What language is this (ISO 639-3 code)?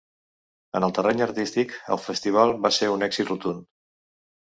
cat